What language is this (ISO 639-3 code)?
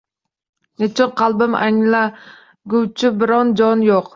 uzb